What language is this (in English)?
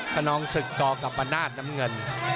Thai